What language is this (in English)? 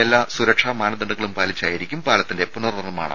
Malayalam